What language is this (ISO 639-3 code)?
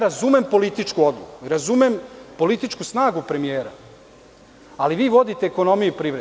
srp